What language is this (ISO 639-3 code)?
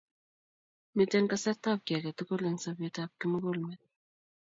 kln